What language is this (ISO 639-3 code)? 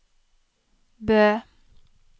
nor